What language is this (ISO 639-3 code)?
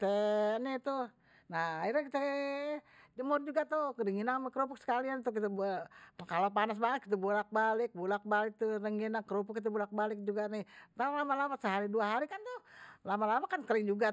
bew